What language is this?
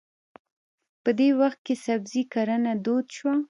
Pashto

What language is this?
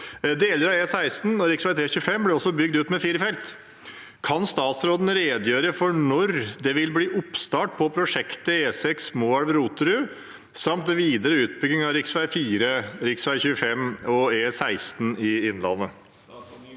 Norwegian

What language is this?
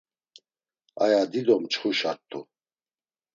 Laz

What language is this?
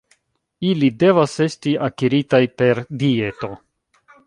Esperanto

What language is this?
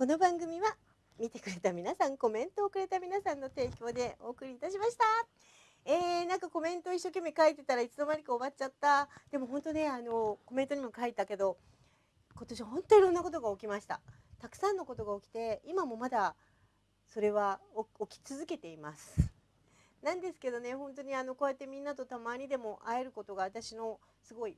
Japanese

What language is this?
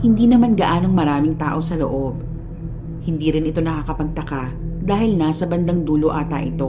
Filipino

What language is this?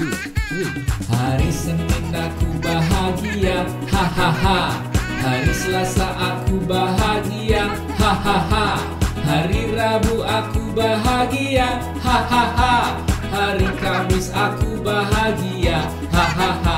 Indonesian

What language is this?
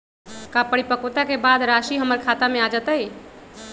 Magahi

